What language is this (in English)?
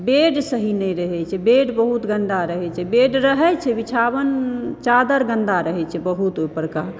Maithili